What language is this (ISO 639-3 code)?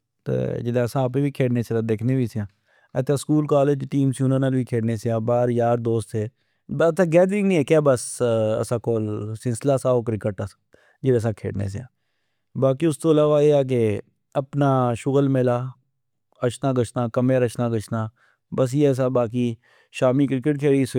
phr